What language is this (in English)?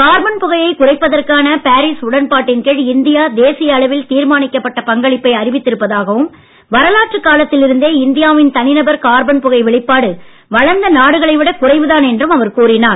Tamil